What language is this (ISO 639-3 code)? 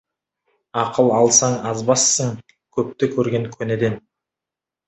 kaz